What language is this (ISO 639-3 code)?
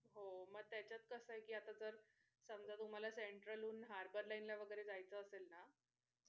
mar